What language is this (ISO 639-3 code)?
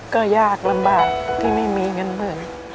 tha